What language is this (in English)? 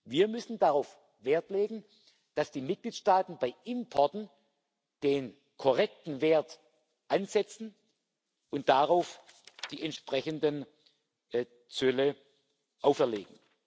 German